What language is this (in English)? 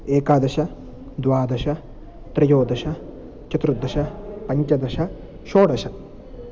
Sanskrit